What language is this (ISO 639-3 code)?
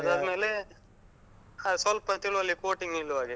kan